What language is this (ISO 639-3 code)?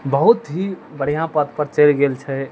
mai